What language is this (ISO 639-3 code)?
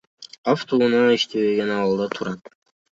kir